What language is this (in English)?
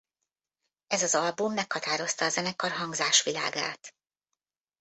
Hungarian